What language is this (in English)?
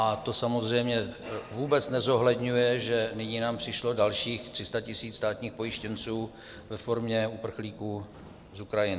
Czech